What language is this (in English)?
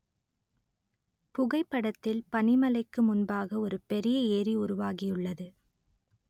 Tamil